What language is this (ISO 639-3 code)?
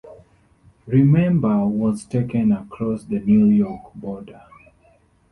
eng